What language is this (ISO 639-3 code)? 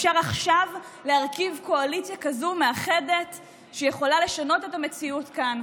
heb